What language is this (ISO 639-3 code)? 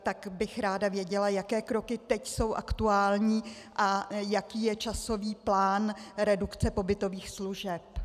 ces